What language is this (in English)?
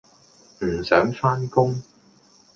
Cantonese